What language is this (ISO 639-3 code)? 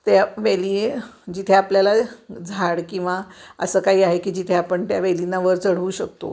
mar